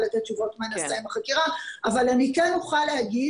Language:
Hebrew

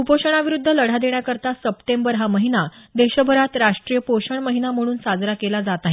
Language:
Marathi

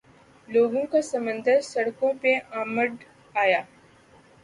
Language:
Urdu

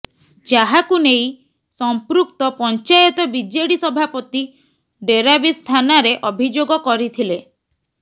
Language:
Odia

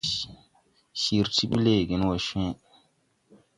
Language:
Tupuri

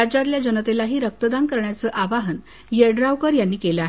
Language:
Marathi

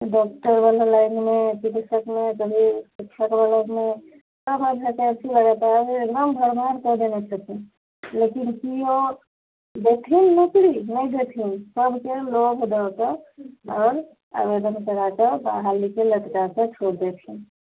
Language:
Maithili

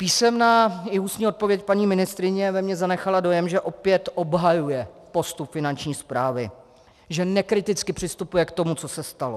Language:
Czech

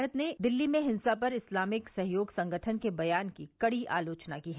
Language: Hindi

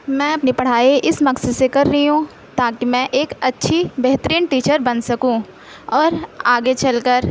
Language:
Urdu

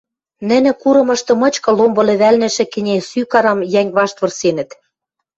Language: Western Mari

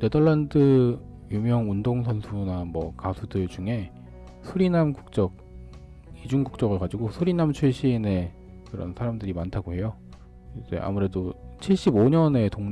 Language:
Korean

